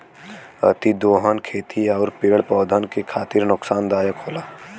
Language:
Bhojpuri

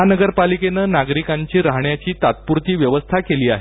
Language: Marathi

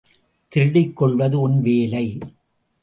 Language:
Tamil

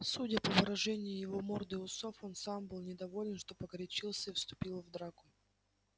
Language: Russian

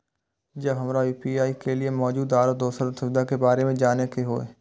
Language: Maithili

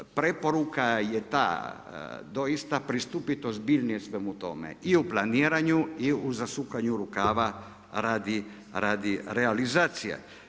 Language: Croatian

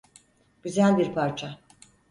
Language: Turkish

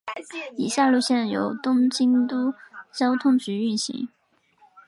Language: Chinese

